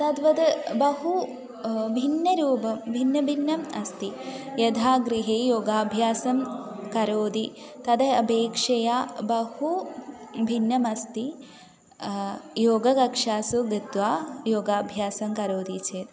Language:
Sanskrit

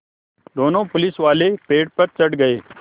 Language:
Hindi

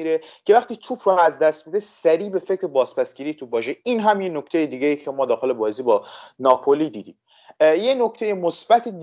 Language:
Persian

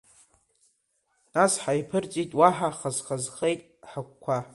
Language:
Abkhazian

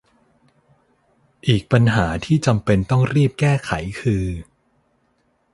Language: Thai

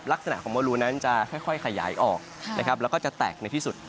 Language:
Thai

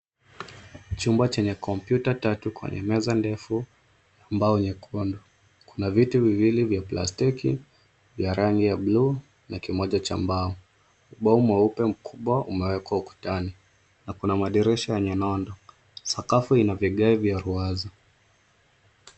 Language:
Swahili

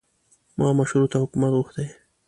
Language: Pashto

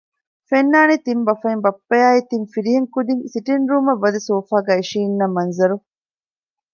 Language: Divehi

